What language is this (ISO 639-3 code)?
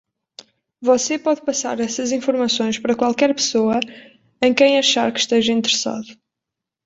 por